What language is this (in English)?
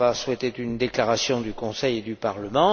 French